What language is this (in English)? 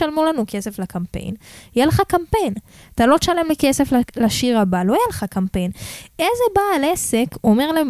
Hebrew